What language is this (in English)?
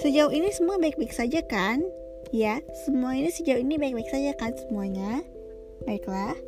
Indonesian